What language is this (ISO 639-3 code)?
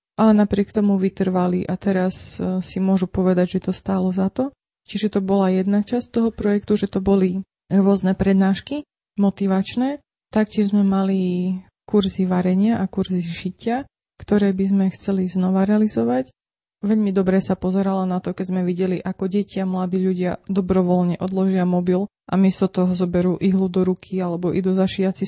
slk